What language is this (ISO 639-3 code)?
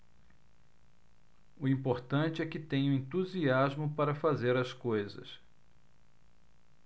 por